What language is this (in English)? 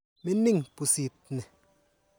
Kalenjin